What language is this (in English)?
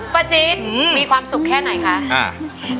Thai